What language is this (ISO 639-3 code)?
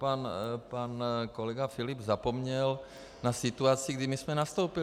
ces